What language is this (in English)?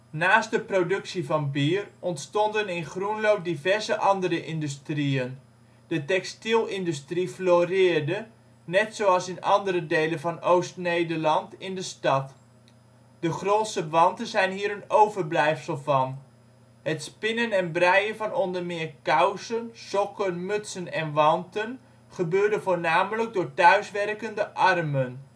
Dutch